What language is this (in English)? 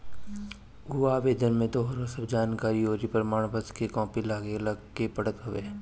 Bhojpuri